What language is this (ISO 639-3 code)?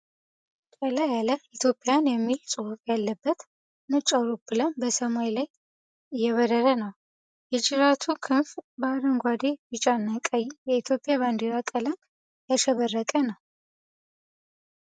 amh